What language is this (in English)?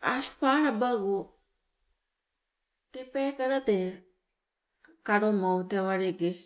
Sibe